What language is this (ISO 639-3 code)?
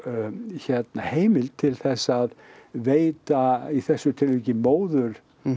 isl